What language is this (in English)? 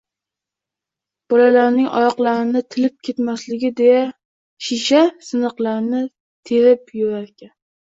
Uzbek